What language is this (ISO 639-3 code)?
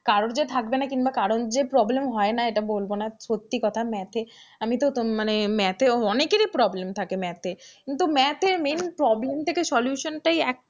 ben